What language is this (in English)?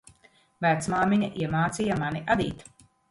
Latvian